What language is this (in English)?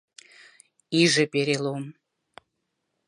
Mari